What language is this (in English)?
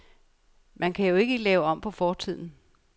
Danish